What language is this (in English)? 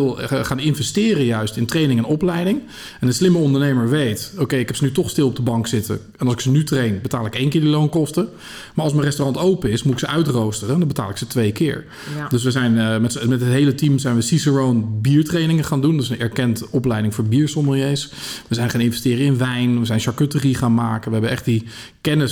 Dutch